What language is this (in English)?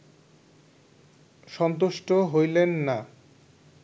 Bangla